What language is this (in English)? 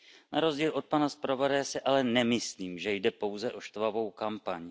Czech